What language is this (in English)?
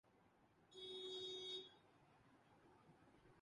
Urdu